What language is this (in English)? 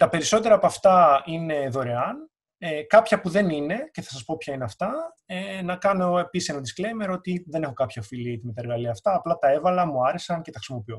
Greek